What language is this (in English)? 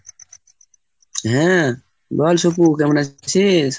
Bangla